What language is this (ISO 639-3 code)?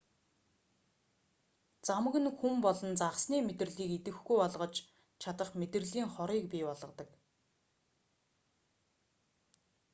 mon